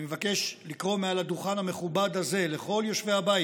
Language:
Hebrew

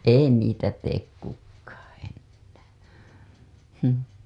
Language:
Finnish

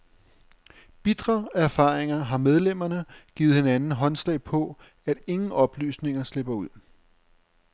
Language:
Danish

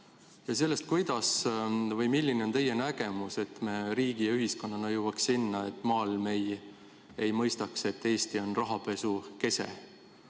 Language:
Estonian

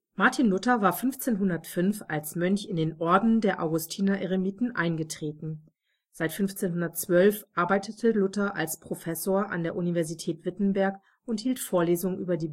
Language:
German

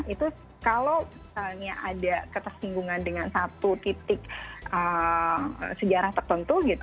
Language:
Indonesian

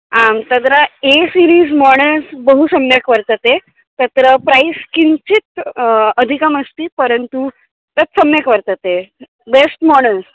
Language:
Sanskrit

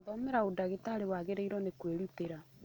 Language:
Kikuyu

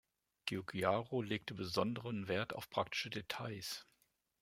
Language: German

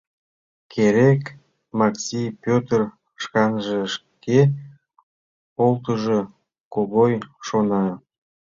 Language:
Mari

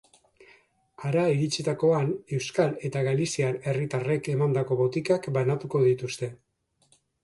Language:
Basque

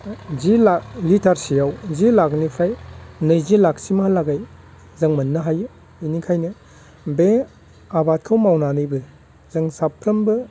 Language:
Bodo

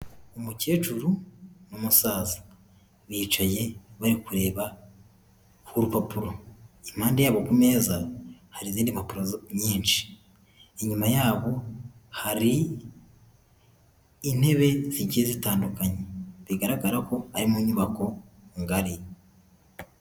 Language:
Kinyarwanda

